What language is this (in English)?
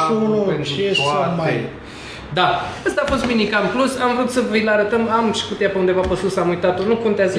Romanian